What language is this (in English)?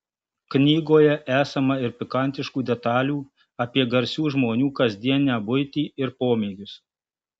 Lithuanian